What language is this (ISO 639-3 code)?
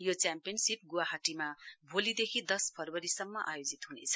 nep